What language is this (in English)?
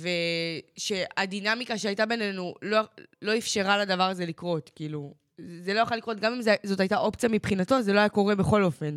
Hebrew